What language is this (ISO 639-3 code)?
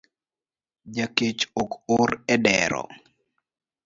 luo